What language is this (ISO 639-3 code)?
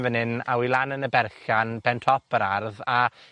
cym